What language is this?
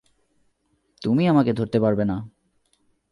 Bangla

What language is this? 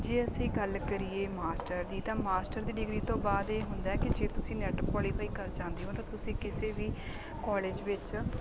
Punjabi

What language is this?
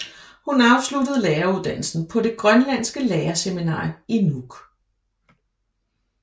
Danish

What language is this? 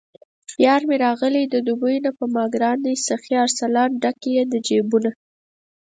Pashto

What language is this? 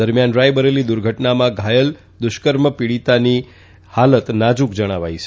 Gujarati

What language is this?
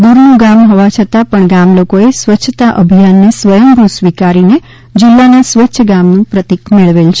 Gujarati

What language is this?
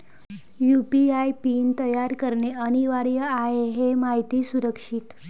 Marathi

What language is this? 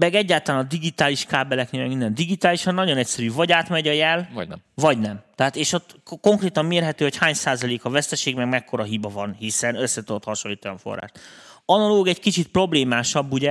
Hungarian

